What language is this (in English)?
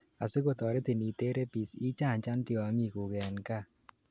Kalenjin